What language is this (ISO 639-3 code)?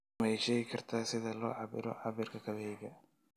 som